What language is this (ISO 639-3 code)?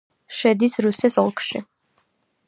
kat